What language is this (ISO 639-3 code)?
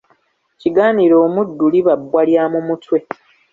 lug